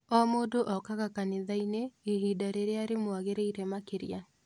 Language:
Kikuyu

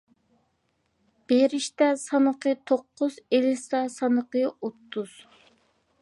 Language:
Uyghur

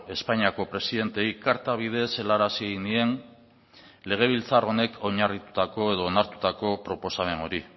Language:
Basque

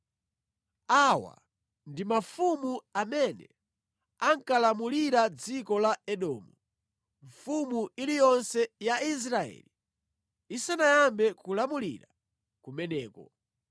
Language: Nyanja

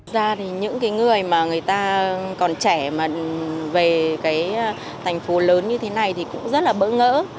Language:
Vietnamese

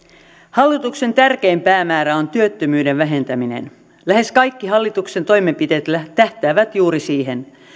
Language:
Finnish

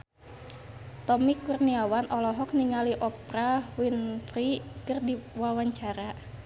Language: Sundanese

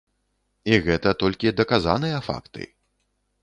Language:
Belarusian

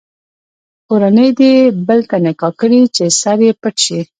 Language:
Pashto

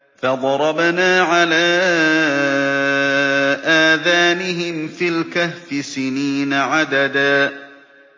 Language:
Arabic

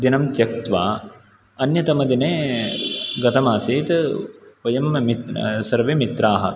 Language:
Sanskrit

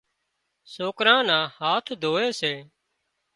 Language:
Wadiyara Koli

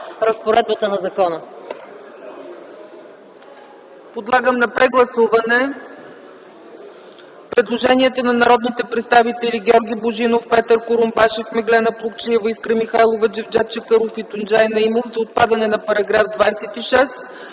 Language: Bulgarian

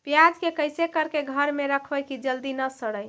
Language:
Magahi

